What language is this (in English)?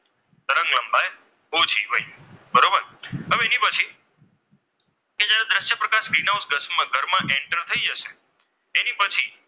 Gujarati